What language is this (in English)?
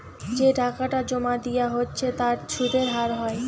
Bangla